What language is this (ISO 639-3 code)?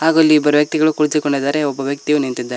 kan